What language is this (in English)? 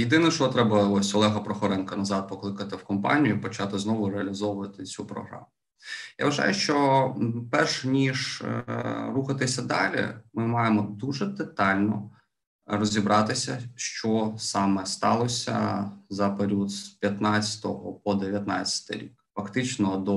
Ukrainian